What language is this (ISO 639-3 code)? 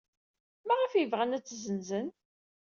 kab